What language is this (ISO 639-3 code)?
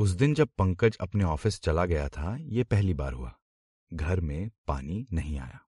hin